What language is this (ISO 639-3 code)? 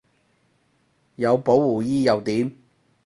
yue